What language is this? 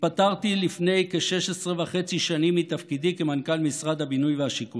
Hebrew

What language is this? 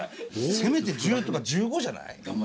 Japanese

